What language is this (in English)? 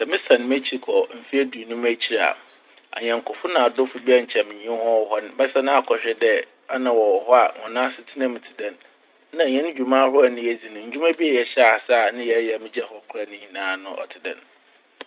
Akan